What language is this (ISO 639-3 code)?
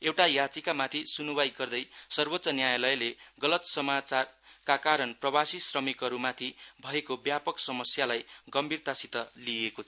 nep